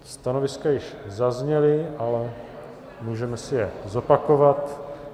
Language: Czech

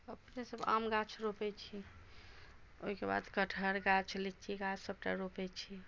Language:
Maithili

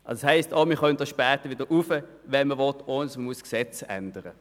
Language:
Swiss German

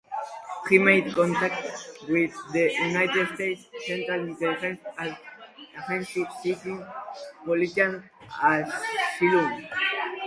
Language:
English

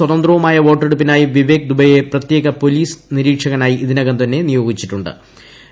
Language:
Malayalam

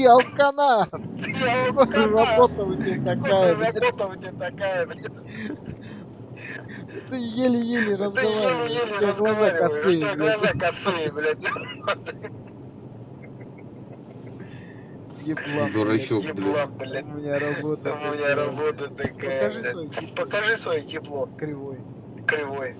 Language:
Russian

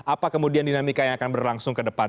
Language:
Indonesian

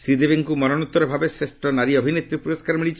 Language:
Odia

